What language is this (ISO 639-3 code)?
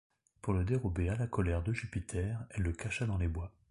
fra